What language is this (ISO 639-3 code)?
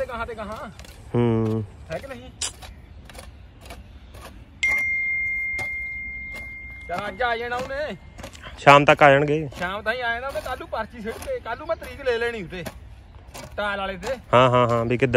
pan